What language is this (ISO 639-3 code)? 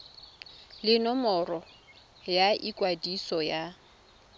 tsn